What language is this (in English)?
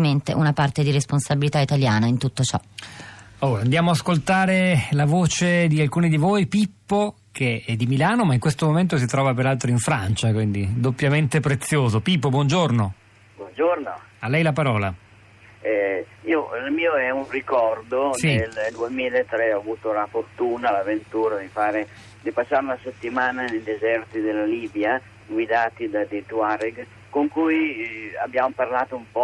Italian